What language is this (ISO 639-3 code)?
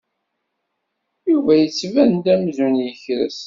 kab